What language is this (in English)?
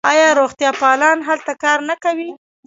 Pashto